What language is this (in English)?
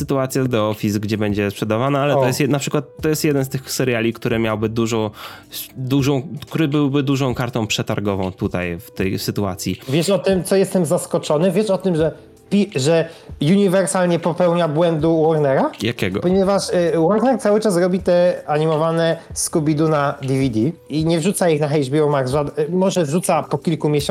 Polish